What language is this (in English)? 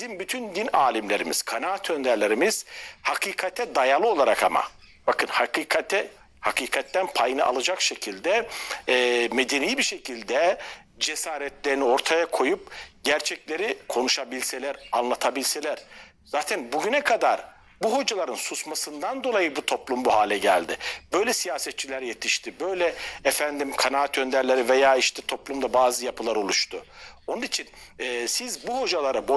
Turkish